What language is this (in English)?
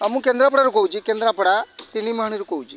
Odia